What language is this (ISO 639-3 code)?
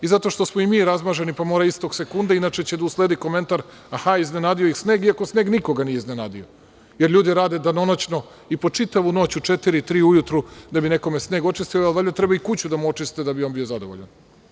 srp